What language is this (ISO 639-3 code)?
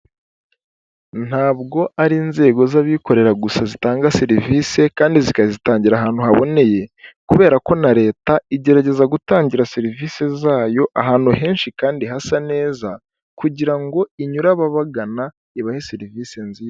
kin